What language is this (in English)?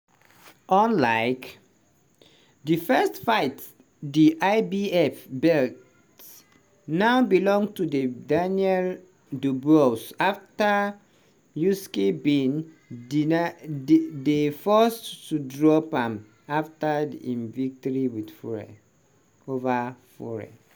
Nigerian Pidgin